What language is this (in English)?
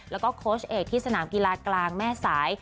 Thai